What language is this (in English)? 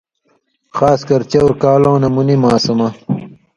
Indus Kohistani